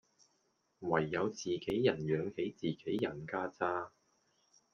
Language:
Cantonese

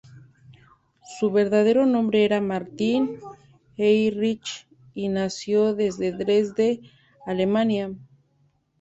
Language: Spanish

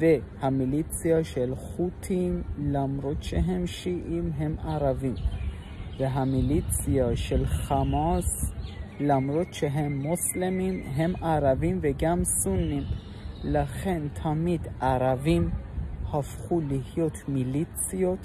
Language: Persian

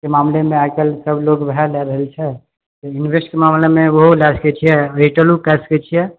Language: Maithili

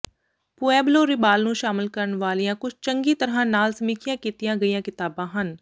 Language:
Punjabi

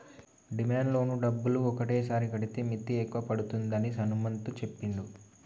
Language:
Telugu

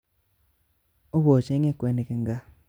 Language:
Kalenjin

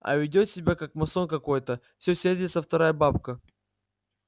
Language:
Russian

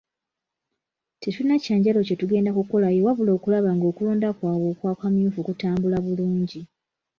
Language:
Ganda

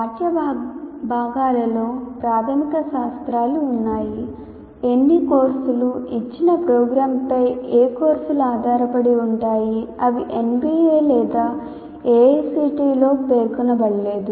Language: Telugu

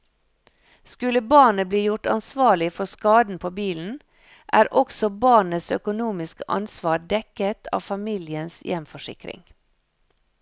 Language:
Norwegian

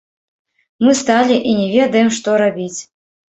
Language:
Belarusian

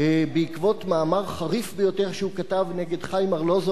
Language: Hebrew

